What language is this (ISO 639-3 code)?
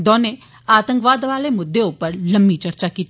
doi